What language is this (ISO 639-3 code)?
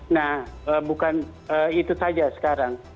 ind